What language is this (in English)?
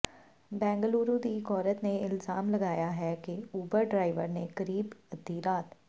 Punjabi